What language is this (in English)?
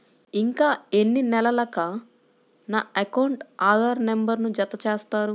Telugu